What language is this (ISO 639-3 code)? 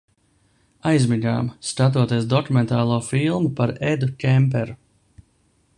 lav